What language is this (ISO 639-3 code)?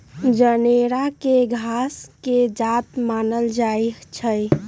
mag